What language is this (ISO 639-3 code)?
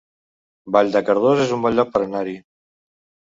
cat